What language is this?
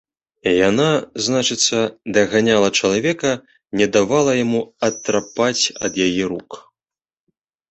Belarusian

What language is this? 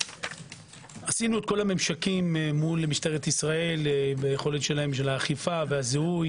Hebrew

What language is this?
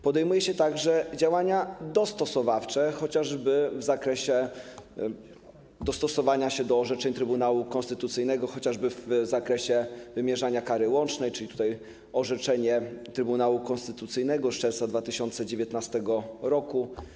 Polish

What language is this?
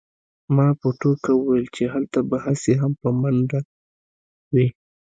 Pashto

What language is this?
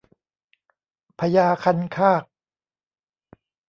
Thai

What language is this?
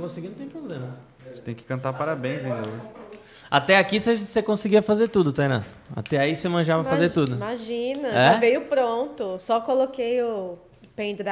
Portuguese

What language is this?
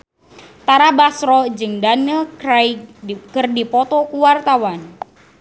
Sundanese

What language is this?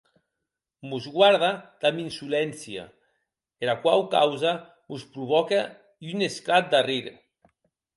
Occitan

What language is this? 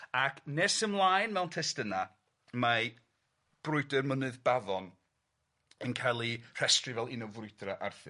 Welsh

